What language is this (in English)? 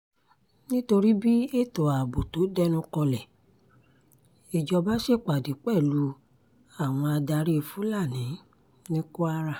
Yoruba